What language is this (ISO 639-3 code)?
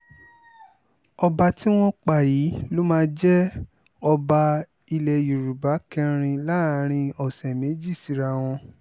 yor